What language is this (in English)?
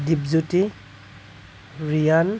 Assamese